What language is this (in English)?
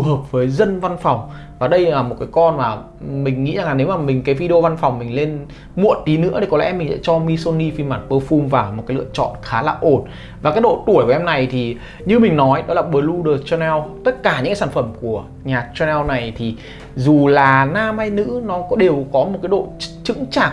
Vietnamese